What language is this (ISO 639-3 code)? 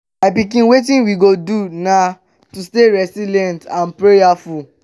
pcm